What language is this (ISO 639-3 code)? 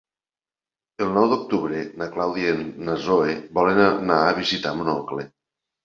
cat